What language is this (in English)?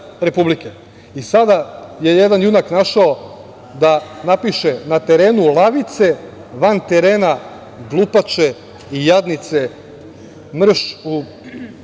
Serbian